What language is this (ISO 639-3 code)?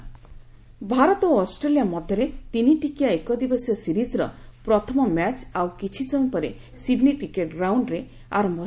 ori